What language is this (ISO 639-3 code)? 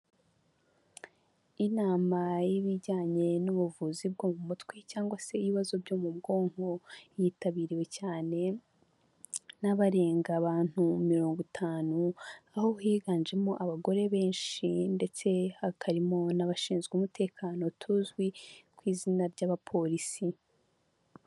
kin